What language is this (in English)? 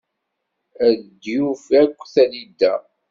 Kabyle